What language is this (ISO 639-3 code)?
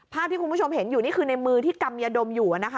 tha